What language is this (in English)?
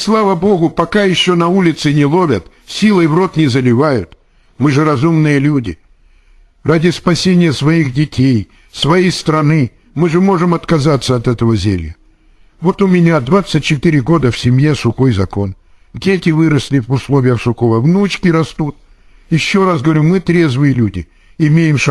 Russian